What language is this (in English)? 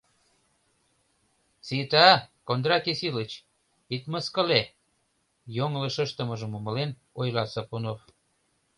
Mari